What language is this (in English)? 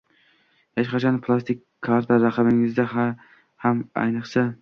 Uzbek